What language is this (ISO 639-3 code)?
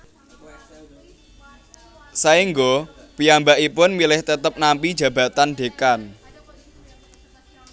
jav